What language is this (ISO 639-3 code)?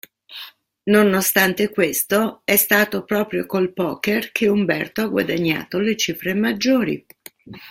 ita